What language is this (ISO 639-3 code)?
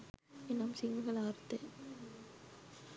sin